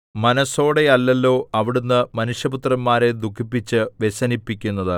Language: Malayalam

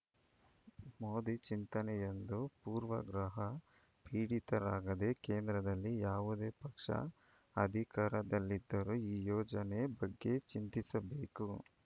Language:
Kannada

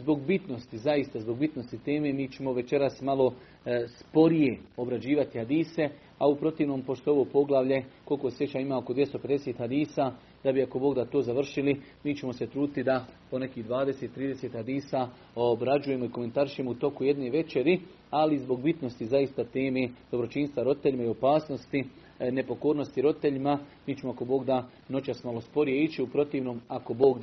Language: Croatian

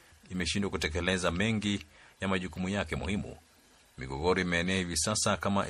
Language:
Swahili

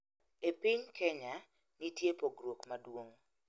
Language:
Luo (Kenya and Tanzania)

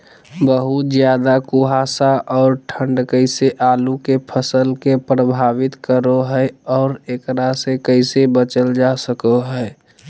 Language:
Magahi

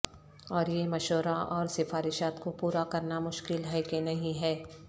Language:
Urdu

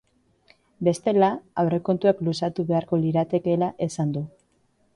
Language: Basque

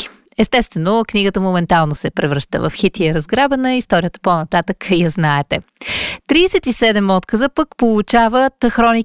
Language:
Bulgarian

